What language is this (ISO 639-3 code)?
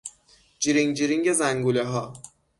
fas